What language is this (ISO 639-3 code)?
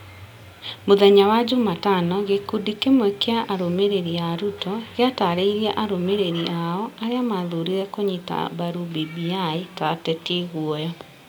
kik